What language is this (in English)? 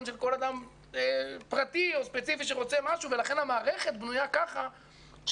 Hebrew